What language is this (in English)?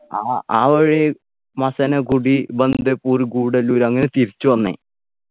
Malayalam